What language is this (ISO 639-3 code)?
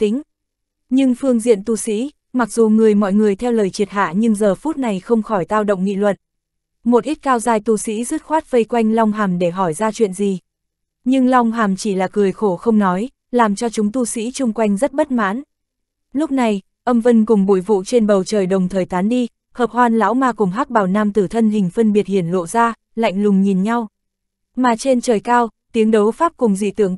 vie